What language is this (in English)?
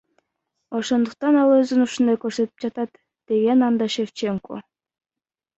Kyrgyz